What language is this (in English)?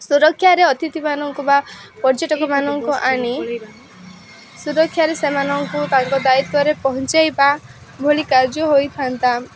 Odia